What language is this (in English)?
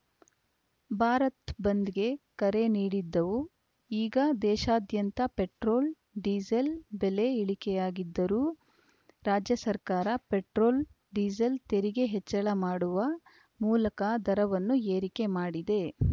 Kannada